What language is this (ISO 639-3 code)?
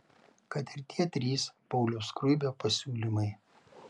lit